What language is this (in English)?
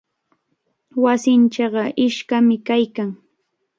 Cajatambo North Lima Quechua